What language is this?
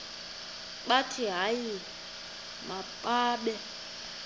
Xhosa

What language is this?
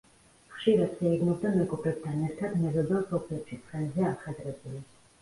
Georgian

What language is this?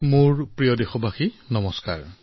Assamese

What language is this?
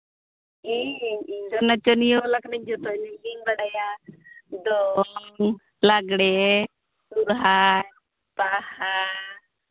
Santali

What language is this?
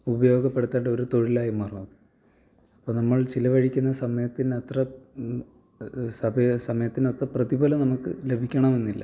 Malayalam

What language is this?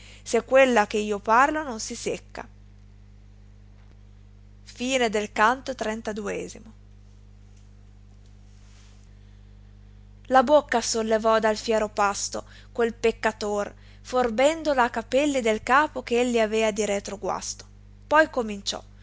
Italian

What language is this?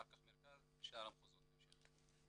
Hebrew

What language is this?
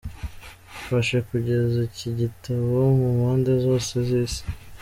Kinyarwanda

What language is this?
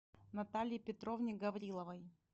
Russian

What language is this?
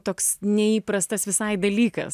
Lithuanian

